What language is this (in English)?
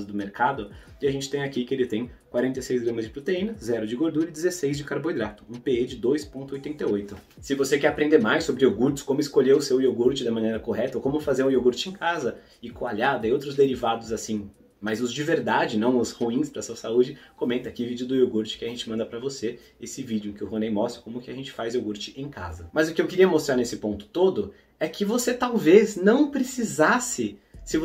Portuguese